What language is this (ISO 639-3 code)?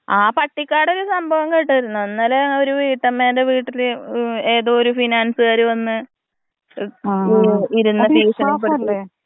mal